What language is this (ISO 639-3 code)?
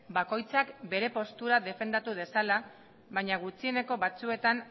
eus